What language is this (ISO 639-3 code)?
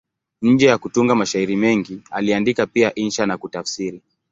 swa